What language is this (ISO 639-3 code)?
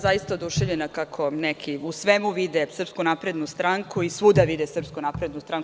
srp